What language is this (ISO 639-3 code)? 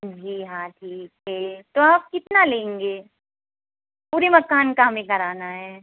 hin